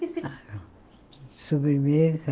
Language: Portuguese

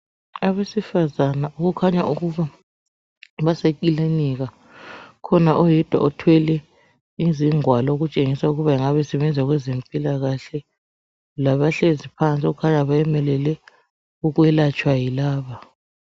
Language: North Ndebele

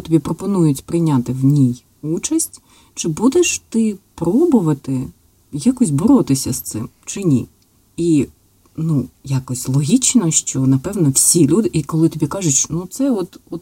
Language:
Ukrainian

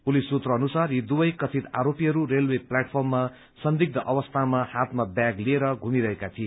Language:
Nepali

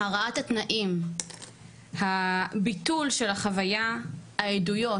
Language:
Hebrew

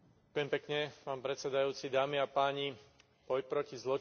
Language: Slovak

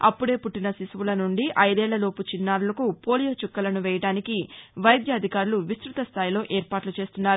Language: Telugu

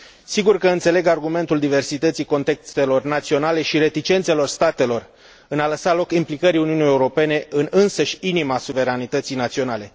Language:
Romanian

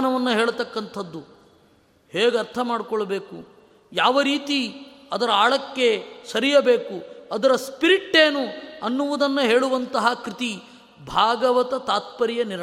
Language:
Kannada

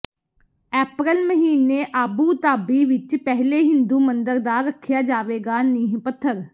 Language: Punjabi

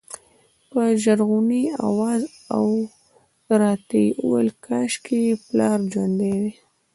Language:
Pashto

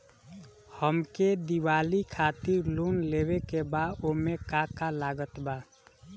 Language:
Bhojpuri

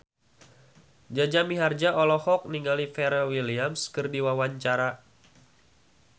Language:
Sundanese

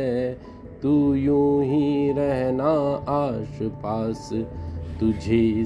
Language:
Hindi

